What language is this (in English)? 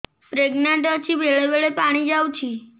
Odia